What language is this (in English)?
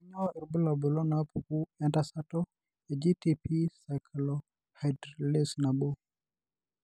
Masai